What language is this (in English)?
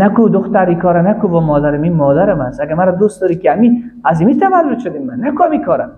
Persian